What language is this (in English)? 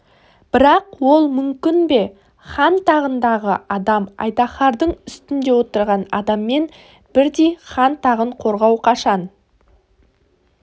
Kazakh